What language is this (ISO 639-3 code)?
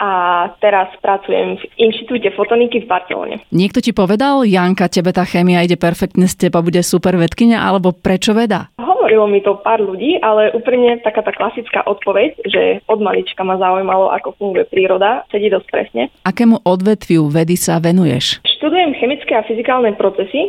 slk